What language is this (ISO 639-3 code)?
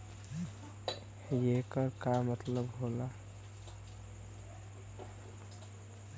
bho